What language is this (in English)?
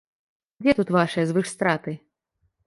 Belarusian